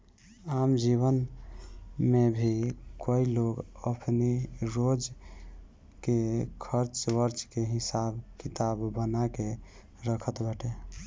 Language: Bhojpuri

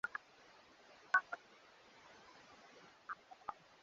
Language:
Swahili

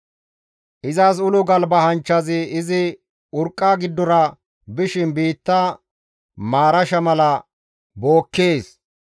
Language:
Gamo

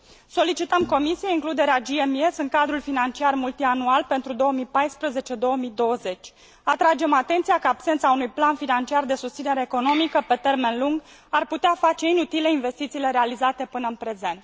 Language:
Romanian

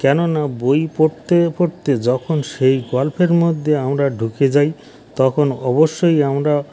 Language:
Bangla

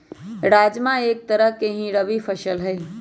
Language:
Magahi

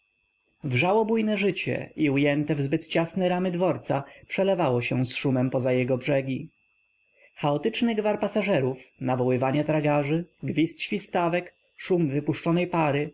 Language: Polish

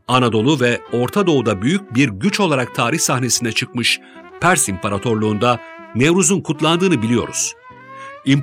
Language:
Turkish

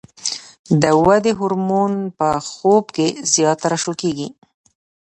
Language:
Pashto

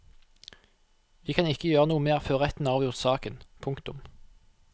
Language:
Norwegian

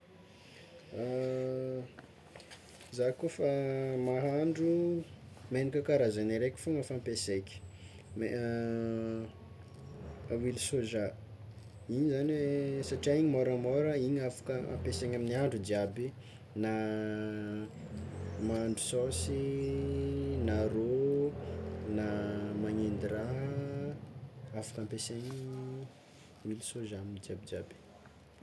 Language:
Tsimihety Malagasy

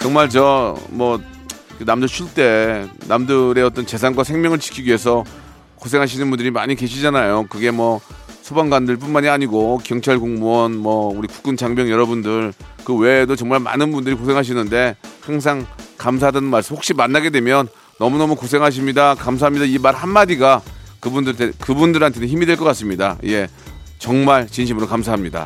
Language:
Korean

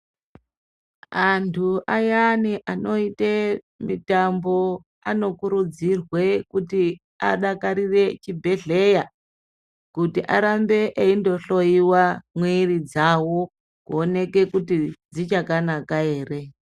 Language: Ndau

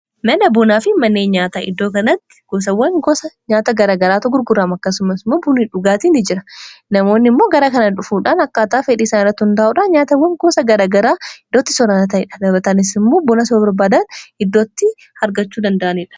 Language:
Oromo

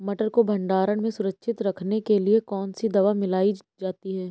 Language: Hindi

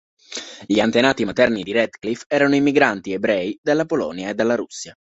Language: Italian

